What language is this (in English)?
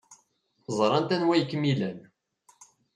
Kabyle